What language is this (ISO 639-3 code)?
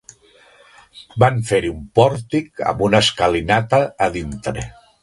cat